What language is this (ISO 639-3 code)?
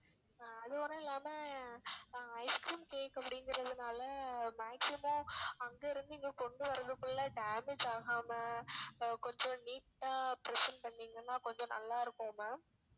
tam